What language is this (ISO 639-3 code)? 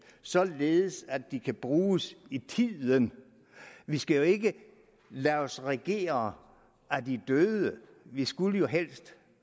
dan